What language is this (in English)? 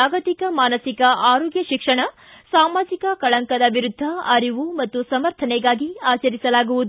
Kannada